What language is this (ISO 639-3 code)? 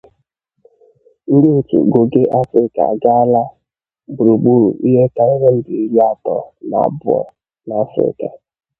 ibo